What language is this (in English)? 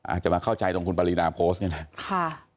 Thai